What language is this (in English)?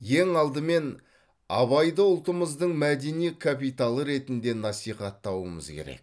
Kazakh